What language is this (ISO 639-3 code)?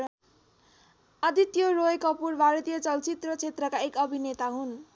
nep